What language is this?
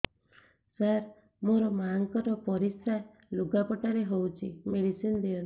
Odia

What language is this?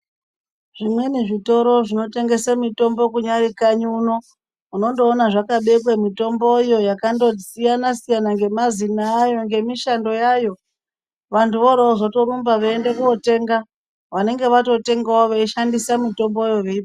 Ndau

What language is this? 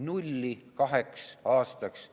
Estonian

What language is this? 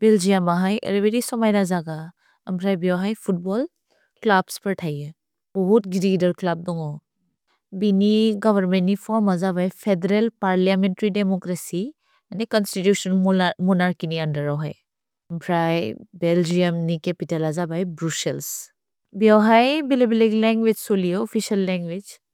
Bodo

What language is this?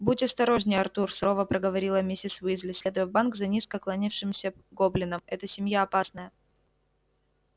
Russian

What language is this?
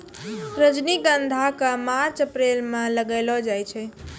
Maithili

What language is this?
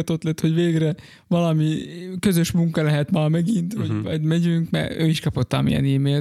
Hungarian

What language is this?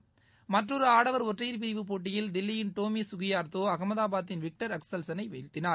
Tamil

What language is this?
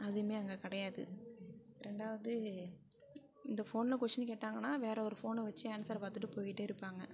Tamil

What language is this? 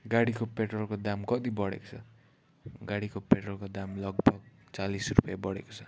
Nepali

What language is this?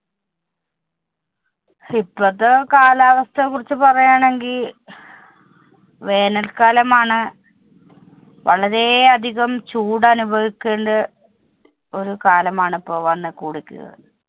Malayalam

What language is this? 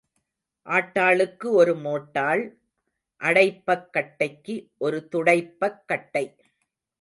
Tamil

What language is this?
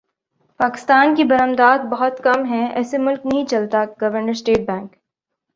Urdu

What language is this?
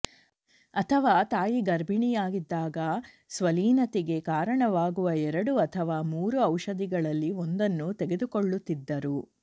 Kannada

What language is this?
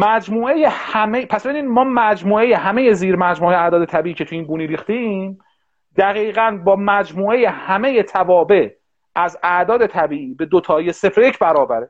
Persian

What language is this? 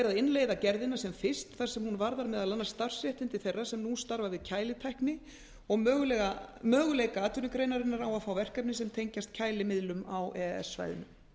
Icelandic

